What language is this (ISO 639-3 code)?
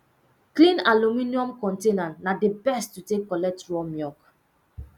pcm